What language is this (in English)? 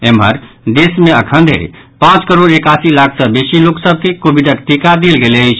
Maithili